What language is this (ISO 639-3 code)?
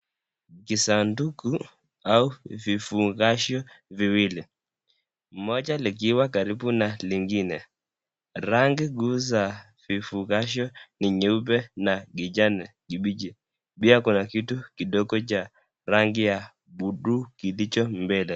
swa